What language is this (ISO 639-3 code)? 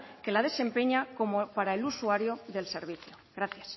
spa